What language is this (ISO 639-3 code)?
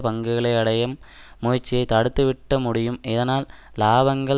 tam